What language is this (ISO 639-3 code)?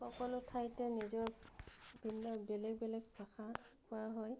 asm